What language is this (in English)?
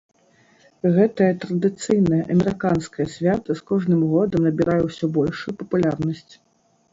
Belarusian